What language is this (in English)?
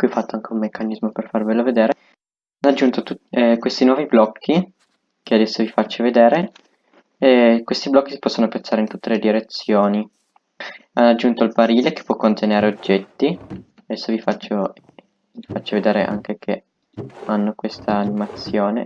Italian